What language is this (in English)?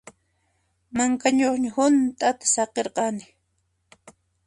Puno Quechua